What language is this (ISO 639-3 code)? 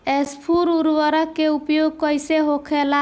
bho